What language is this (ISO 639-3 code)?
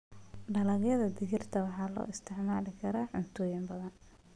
som